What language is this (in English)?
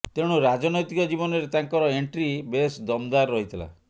Odia